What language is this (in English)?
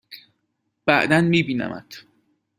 Persian